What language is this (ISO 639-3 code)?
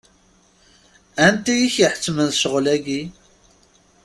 kab